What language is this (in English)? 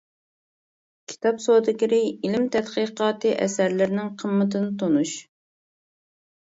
Uyghur